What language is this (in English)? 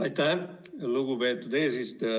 Estonian